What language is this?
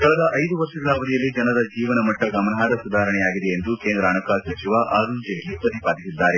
Kannada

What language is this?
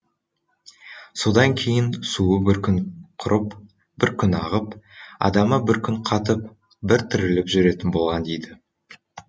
Kazakh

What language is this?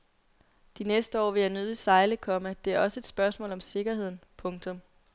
Danish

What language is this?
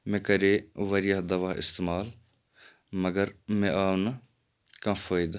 Kashmiri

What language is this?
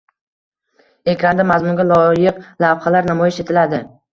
Uzbek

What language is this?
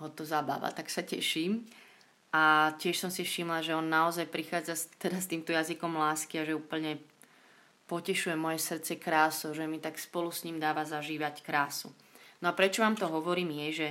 Slovak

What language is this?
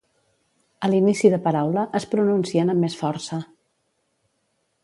Catalan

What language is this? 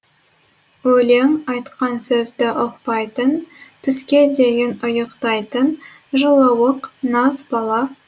Kazakh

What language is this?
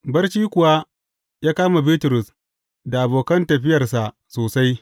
Hausa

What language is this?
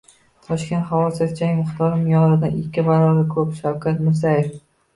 Uzbek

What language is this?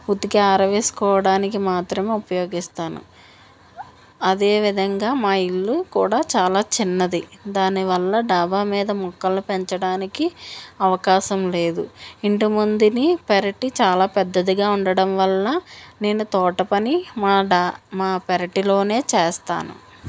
Telugu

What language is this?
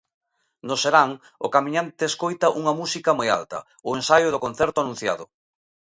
Galician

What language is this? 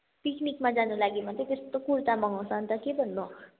Nepali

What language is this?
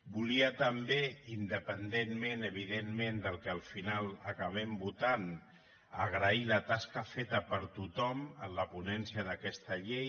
Catalan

